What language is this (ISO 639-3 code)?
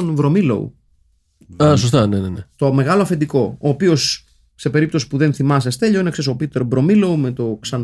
ell